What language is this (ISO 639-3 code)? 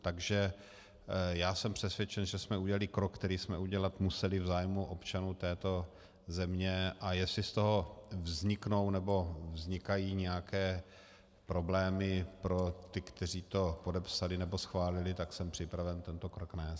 ces